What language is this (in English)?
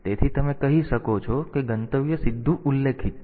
Gujarati